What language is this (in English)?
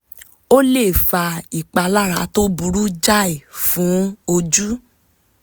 Yoruba